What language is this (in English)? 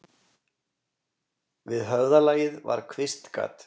Icelandic